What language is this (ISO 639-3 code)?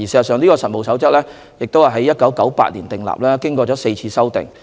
yue